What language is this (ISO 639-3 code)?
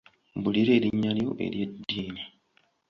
lug